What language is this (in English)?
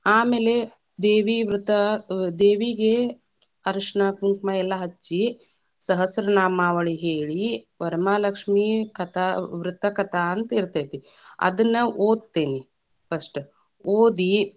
Kannada